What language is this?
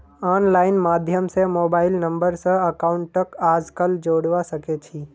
Magahi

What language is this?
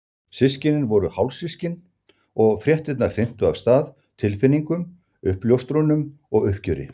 Icelandic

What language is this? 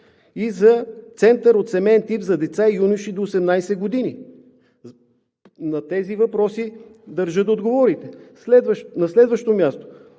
Bulgarian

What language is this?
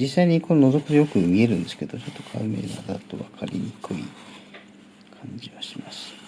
Japanese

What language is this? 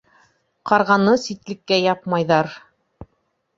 Bashkir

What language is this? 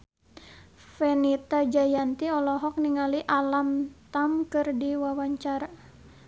Sundanese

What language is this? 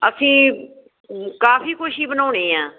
Punjabi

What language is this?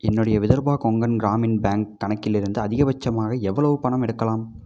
Tamil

